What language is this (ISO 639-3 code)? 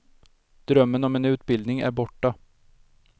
swe